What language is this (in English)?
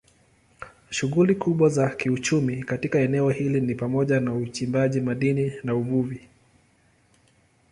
Swahili